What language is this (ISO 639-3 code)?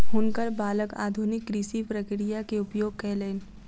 mai